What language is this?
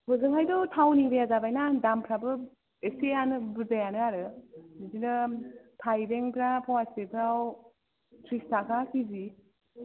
Bodo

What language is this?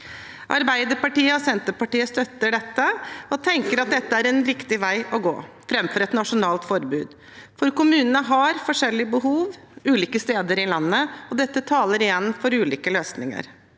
Norwegian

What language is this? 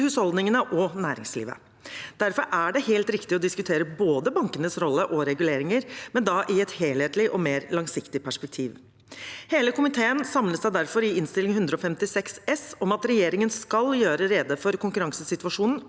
Norwegian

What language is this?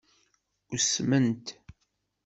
Kabyle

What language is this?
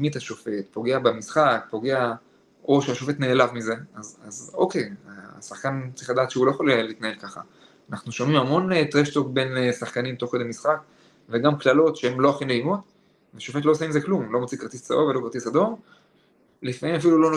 Hebrew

